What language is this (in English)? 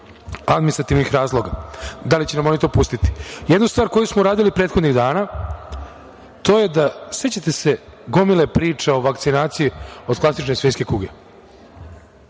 Serbian